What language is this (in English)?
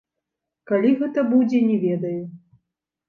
Belarusian